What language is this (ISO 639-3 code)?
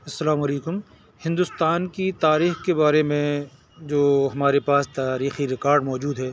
urd